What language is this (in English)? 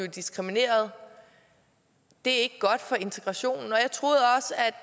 Danish